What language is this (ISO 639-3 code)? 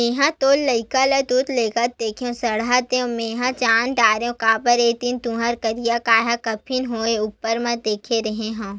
hne